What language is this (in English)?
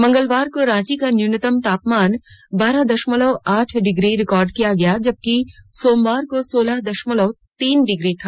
Hindi